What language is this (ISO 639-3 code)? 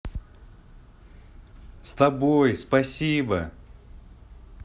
rus